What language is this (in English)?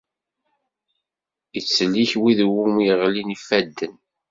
Kabyle